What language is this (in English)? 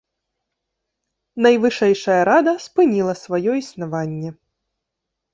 Belarusian